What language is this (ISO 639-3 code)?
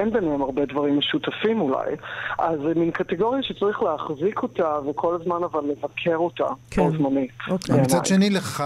heb